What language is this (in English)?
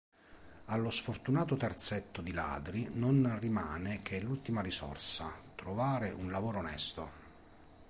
Italian